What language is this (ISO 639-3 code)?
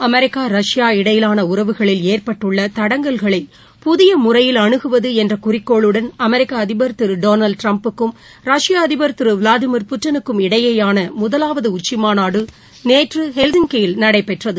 tam